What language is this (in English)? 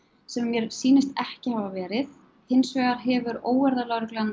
Icelandic